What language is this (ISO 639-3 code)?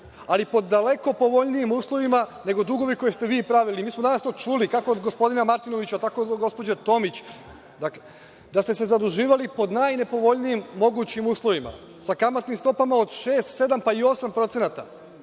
srp